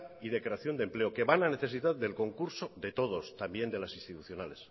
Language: Spanish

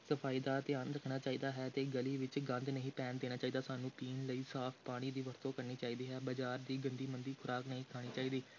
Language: Punjabi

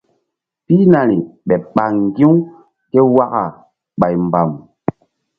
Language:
Mbum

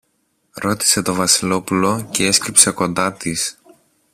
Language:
Greek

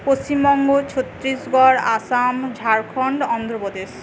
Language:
Bangla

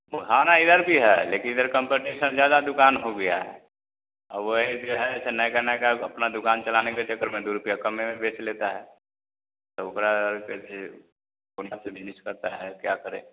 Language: Hindi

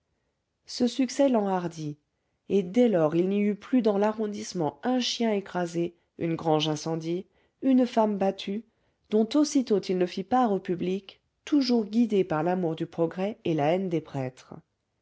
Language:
French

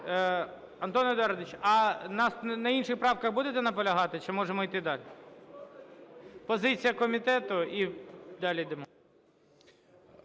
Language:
Ukrainian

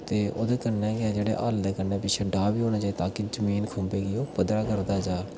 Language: Dogri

